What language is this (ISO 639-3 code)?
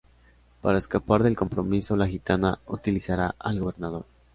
spa